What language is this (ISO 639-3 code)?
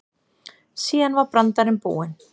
isl